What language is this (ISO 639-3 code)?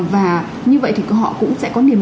vie